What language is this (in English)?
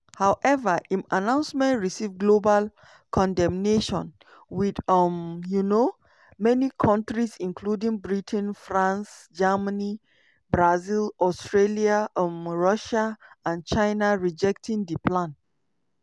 Nigerian Pidgin